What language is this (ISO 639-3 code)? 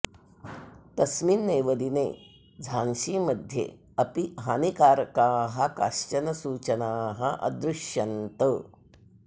san